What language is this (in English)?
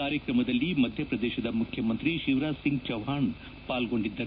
Kannada